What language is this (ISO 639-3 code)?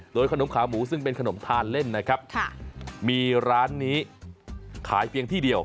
tha